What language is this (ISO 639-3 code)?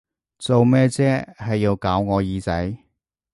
yue